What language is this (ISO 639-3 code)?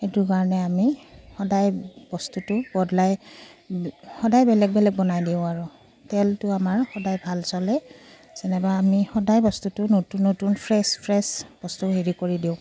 asm